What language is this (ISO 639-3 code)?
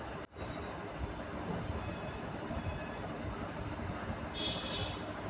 mai